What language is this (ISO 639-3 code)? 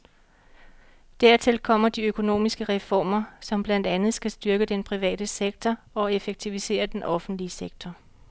dan